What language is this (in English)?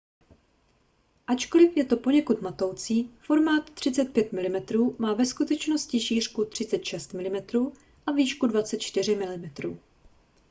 Czech